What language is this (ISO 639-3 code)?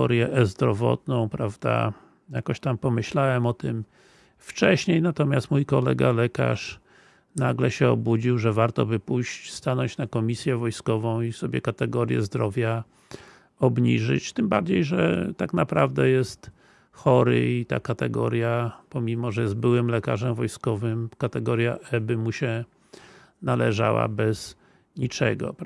pol